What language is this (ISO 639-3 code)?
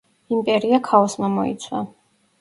kat